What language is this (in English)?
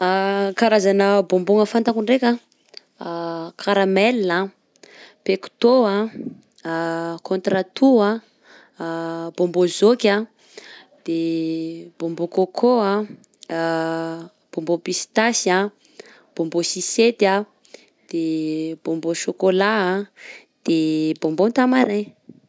Southern Betsimisaraka Malagasy